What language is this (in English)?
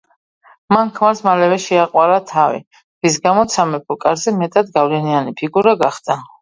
Georgian